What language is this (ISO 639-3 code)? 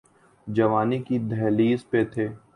urd